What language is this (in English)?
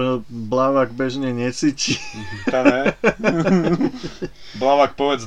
Slovak